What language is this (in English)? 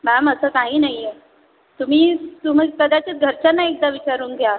Marathi